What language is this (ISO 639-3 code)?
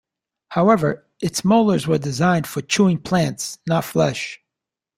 eng